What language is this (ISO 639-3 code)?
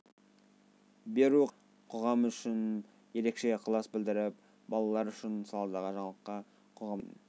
kaz